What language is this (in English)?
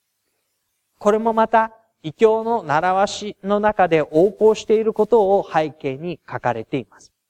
Japanese